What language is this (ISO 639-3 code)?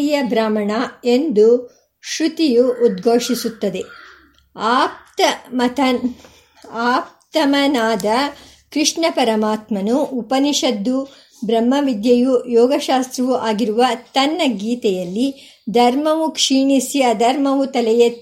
kan